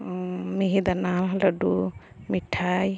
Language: Santali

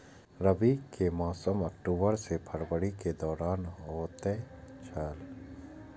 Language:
Maithili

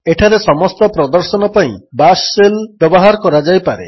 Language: Odia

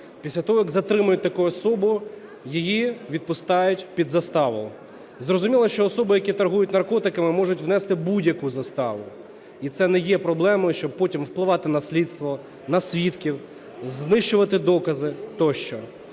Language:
Ukrainian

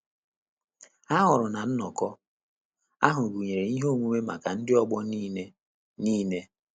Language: Igbo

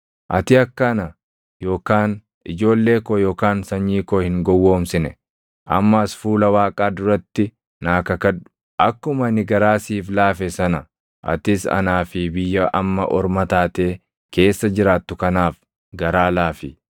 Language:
Oromo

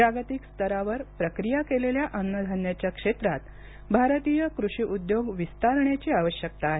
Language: Marathi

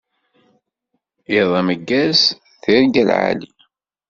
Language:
Kabyle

